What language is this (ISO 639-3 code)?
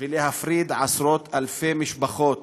heb